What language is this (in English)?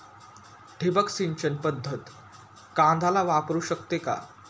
Marathi